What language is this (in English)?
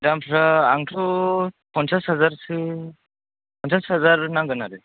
Bodo